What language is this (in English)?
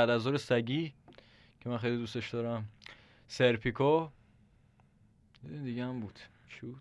Persian